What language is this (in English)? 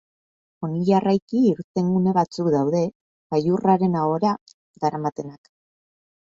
Basque